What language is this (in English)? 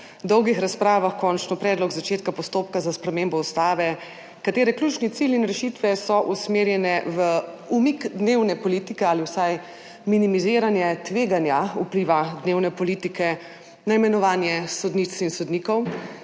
Slovenian